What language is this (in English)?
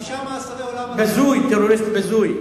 Hebrew